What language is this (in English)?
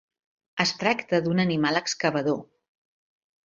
Catalan